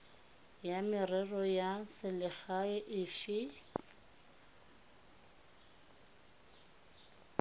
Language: Tswana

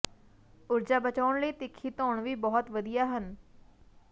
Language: Punjabi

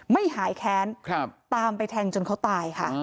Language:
Thai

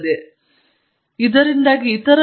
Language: Kannada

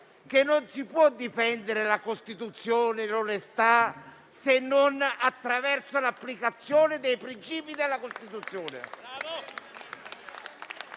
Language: Italian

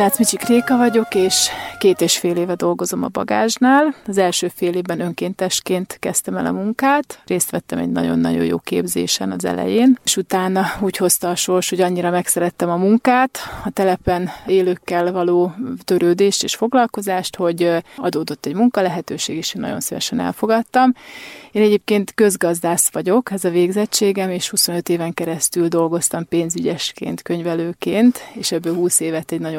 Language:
Hungarian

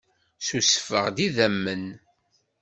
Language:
Kabyle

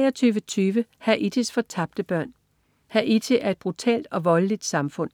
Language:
Danish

